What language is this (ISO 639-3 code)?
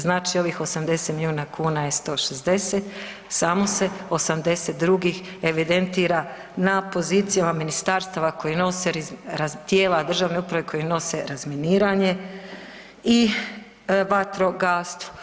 hrv